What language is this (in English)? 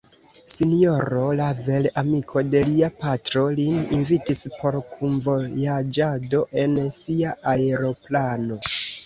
Esperanto